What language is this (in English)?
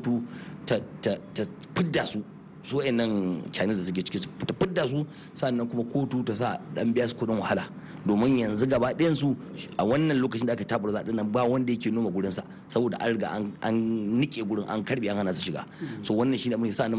English